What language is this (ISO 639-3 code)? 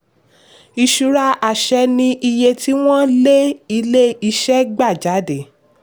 yor